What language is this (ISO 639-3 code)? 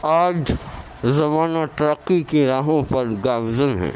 urd